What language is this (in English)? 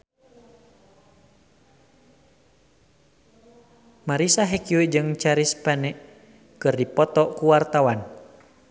Sundanese